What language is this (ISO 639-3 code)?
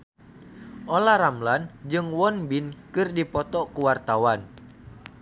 sun